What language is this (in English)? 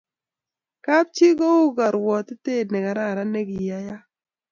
Kalenjin